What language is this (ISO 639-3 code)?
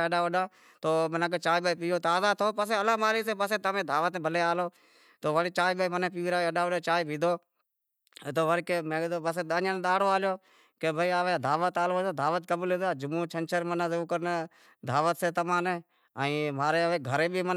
kxp